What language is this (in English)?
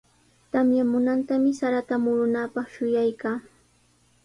Sihuas Ancash Quechua